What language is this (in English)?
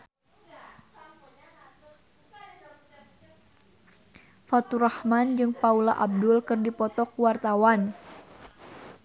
Sundanese